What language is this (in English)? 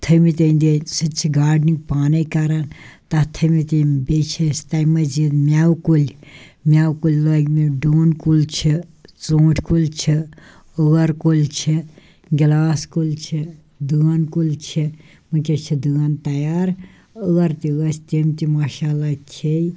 Kashmiri